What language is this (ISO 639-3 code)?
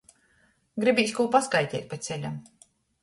ltg